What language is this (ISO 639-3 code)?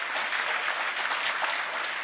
spa